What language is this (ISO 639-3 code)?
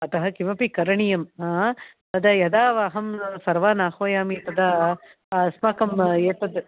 san